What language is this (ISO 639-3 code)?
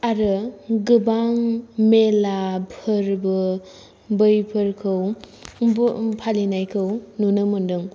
brx